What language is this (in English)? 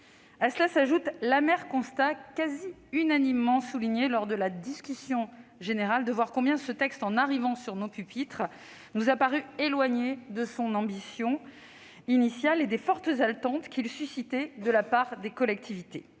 French